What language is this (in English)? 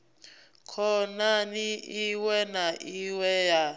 Venda